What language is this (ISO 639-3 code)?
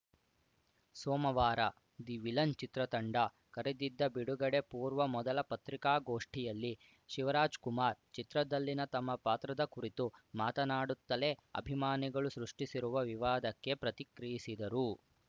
kan